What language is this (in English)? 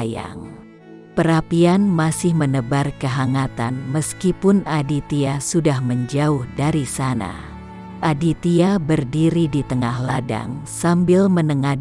Indonesian